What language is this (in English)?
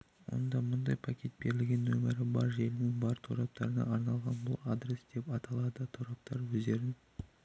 Kazakh